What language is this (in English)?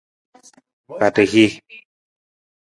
Nawdm